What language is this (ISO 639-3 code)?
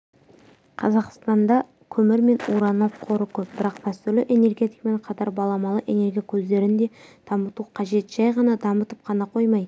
kaz